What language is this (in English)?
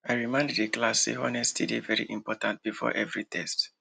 Nigerian Pidgin